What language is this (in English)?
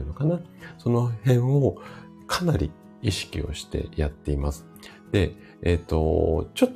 Japanese